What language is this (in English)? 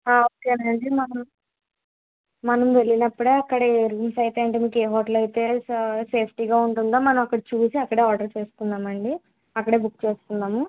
Telugu